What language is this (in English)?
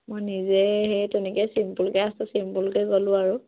Assamese